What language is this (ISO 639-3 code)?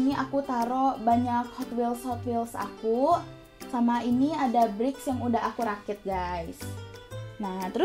ind